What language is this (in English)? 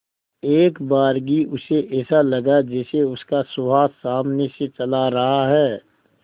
Hindi